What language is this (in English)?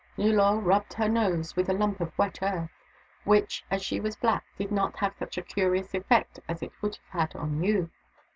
English